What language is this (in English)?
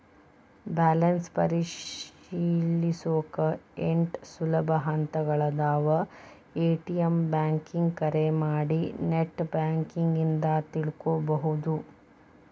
Kannada